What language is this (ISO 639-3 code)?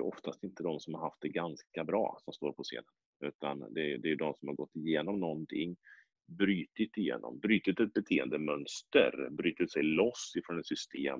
swe